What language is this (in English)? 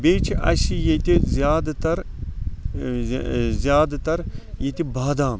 Kashmiri